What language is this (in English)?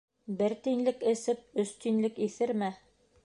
Bashkir